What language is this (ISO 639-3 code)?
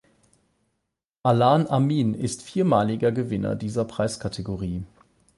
deu